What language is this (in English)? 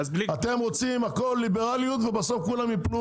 Hebrew